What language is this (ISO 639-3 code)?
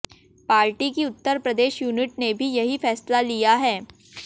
hin